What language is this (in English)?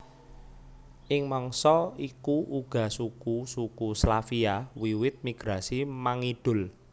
Javanese